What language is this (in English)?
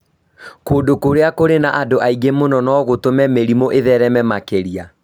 Kikuyu